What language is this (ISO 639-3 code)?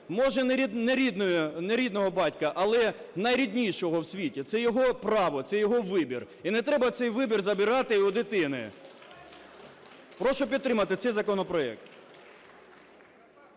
ukr